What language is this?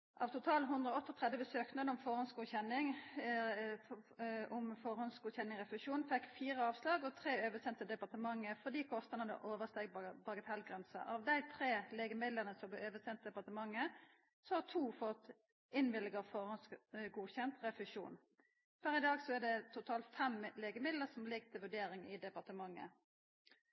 Norwegian Nynorsk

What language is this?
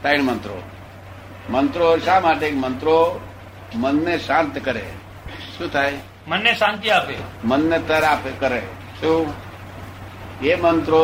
Gujarati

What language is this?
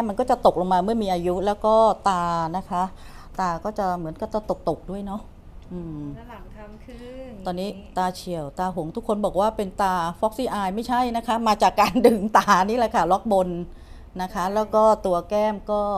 Thai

